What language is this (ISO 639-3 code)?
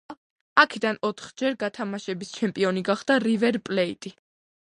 kat